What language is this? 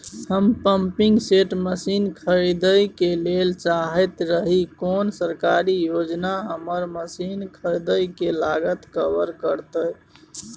Maithili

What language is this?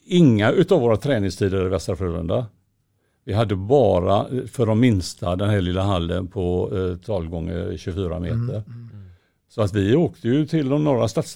Swedish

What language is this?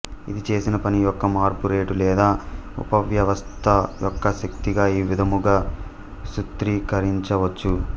Telugu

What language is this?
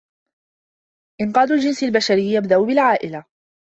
Arabic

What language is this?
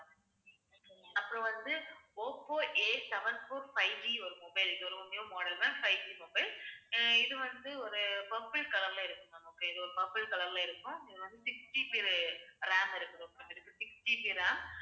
Tamil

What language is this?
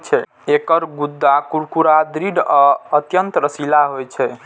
Maithili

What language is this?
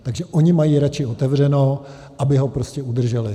Czech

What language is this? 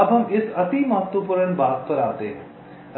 Hindi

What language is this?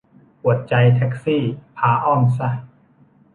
Thai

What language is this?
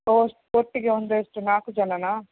Kannada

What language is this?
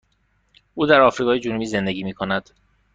Persian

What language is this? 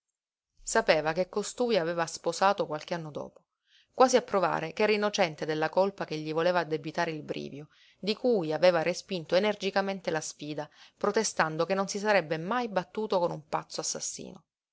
Italian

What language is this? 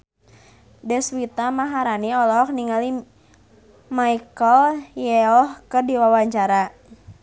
Sundanese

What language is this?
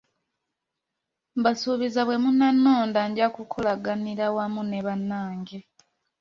Ganda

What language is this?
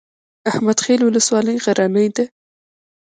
Pashto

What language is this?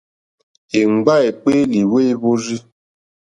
Mokpwe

